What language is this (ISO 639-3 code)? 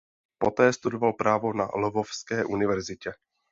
ces